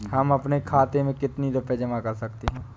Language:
Hindi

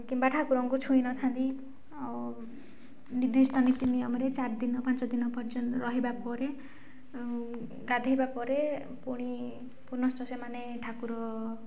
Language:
Odia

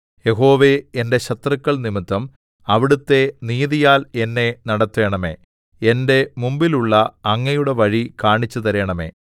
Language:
Malayalam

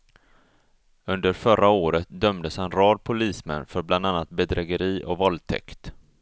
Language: Swedish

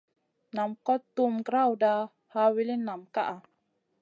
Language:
Masana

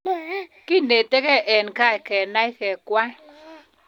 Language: Kalenjin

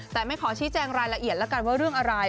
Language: Thai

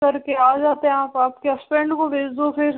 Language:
Hindi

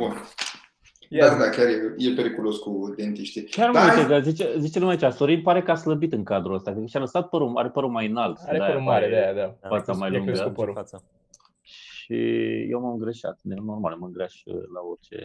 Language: Romanian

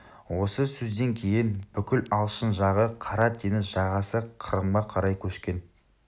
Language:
Kazakh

